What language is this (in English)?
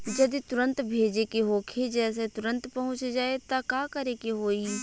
Bhojpuri